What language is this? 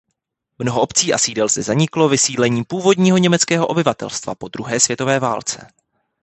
Czech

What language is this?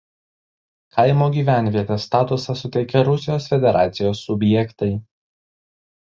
Lithuanian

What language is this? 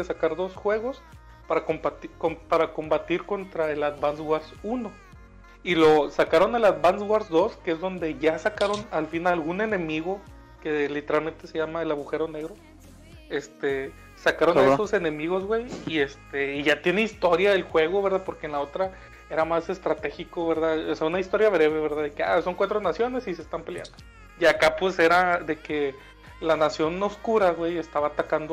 Spanish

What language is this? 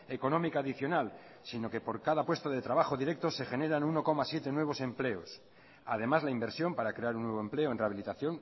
Spanish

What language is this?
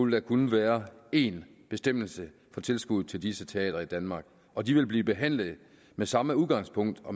Danish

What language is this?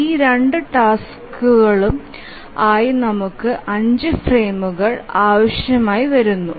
Malayalam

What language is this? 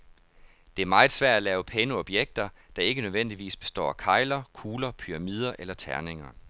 Danish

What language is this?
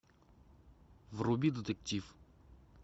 Russian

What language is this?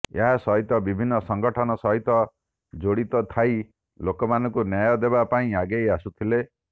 Odia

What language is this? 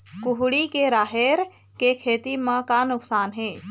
Chhattisgarhi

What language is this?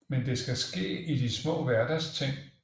Danish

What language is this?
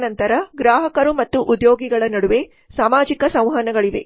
Kannada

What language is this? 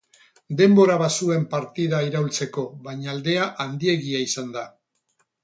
Basque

